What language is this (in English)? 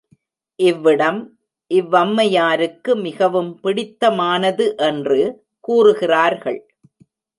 Tamil